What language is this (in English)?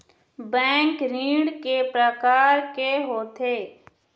Chhattisgarhi